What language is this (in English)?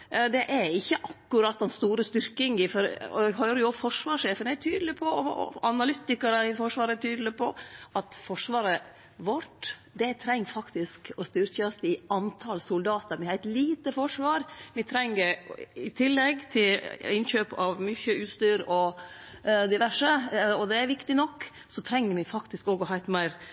Norwegian Nynorsk